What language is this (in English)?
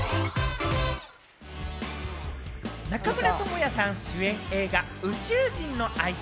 Japanese